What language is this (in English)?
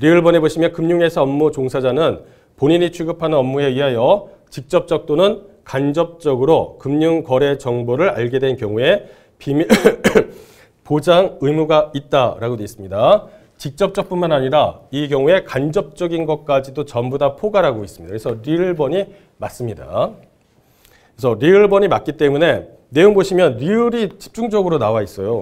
Korean